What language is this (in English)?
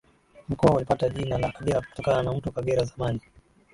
Swahili